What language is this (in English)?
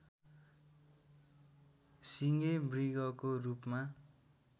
Nepali